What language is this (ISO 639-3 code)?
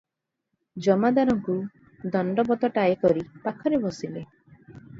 ori